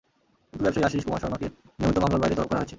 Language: Bangla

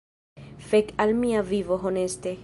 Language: Esperanto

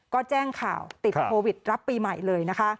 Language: Thai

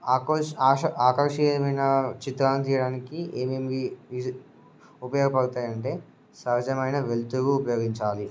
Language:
Telugu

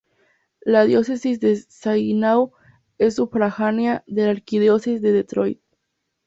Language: Spanish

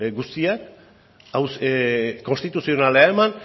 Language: Basque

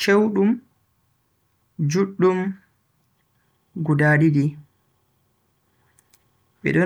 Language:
Bagirmi Fulfulde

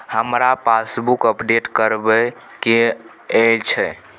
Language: Maithili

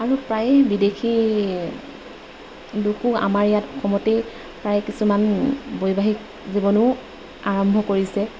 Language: Assamese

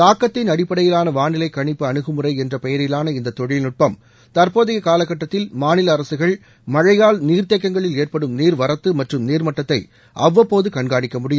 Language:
Tamil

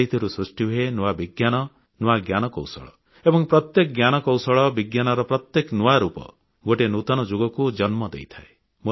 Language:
Odia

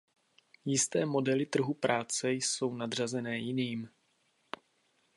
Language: Czech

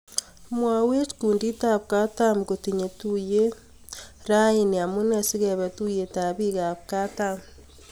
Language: Kalenjin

